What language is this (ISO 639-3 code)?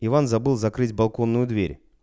rus